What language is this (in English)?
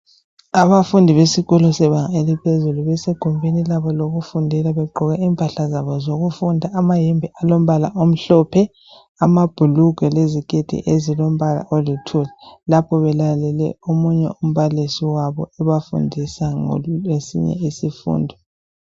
North Ndebele